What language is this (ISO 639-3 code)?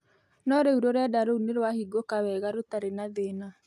kik